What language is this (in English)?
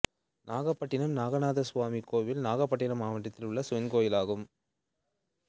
Tamil